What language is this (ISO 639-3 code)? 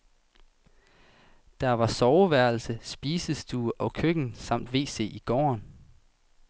dan